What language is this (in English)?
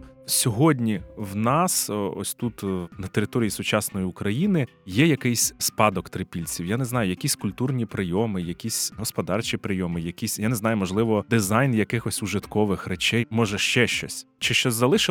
Ukrainian